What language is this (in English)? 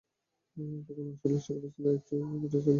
Bangla